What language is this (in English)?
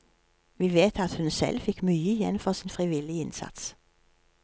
Norwegian